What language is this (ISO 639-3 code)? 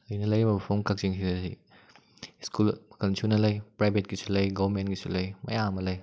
mni